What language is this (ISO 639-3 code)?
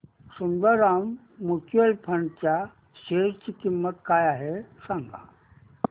mar